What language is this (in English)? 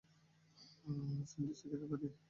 Bangla